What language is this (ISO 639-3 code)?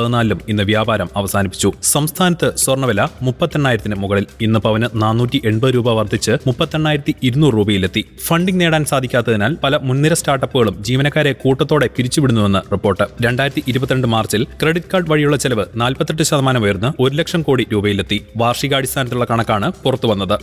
mal